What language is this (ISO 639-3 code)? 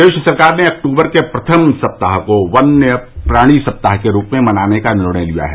hin